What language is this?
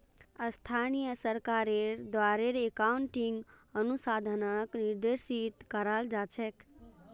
Magahi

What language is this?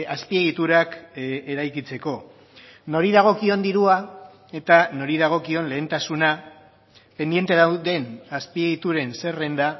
Basque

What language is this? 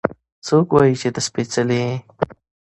Pashto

